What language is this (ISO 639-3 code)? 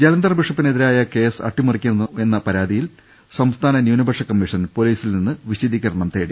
mal